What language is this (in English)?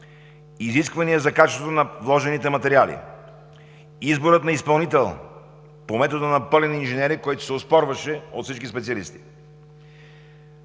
Bulgarian